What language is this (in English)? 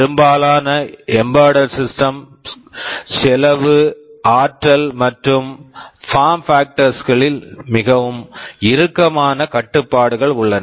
Tamil